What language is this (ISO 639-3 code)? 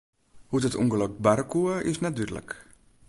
fry